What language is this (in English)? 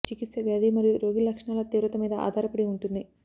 Telugu